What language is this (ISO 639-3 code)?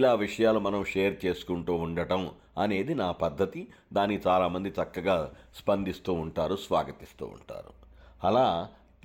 tel